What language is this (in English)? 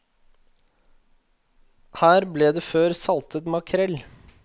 Norwegian